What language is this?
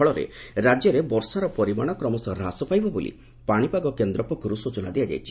Odia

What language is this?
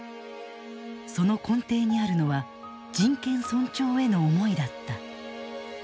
Japanese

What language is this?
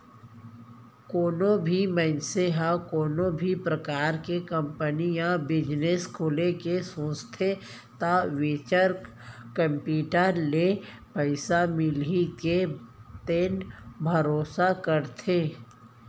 Chhattisgarhi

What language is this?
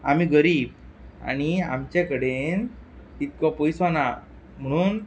Konkani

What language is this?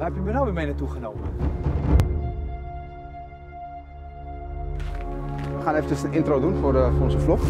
Dutch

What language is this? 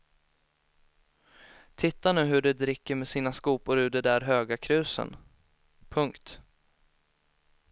Swedish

